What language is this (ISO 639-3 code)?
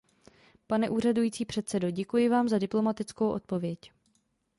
ces